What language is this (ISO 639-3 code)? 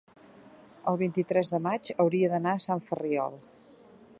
cat